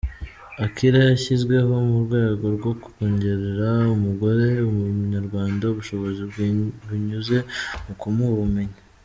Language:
Kinyarwanda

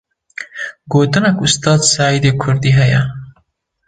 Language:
Kurdish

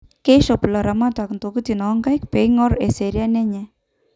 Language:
Masai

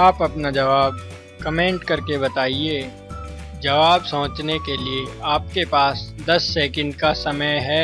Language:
Hindi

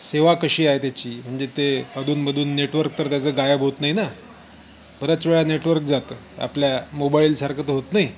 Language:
Marathi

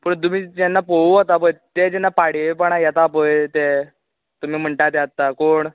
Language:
Konkani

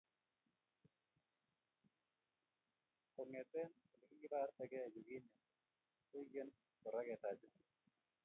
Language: Kalenjin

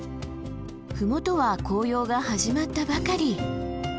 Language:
Japanese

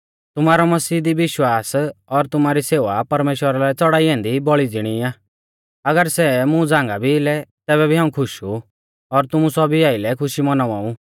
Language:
Mahasu Pahari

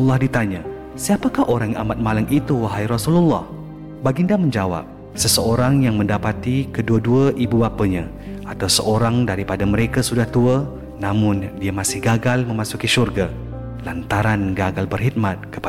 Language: Malay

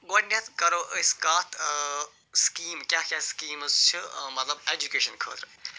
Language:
Kashmiri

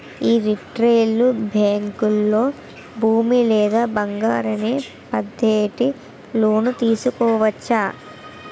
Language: Telugu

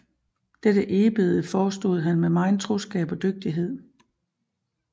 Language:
Danish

